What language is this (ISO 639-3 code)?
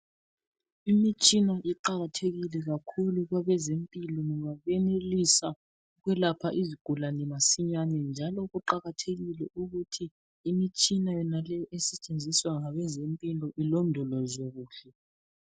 nde